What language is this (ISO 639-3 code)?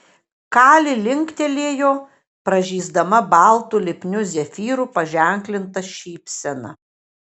lit